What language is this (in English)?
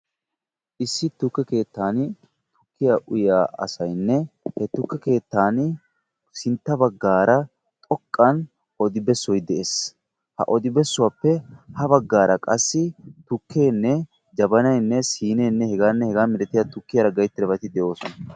Wolaytta